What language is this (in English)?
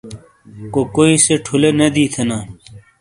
Shina